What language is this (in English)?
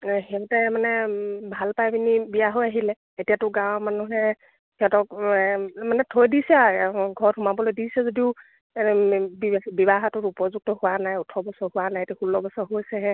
Assamese